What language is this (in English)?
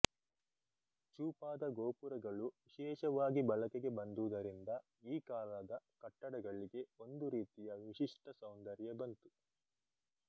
Kannada